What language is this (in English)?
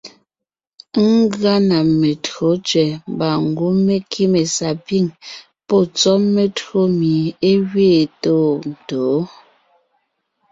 Ngiemboon